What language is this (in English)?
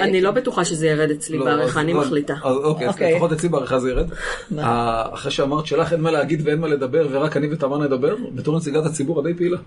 Hebrew